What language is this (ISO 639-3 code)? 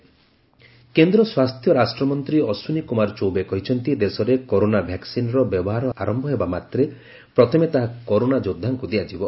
ori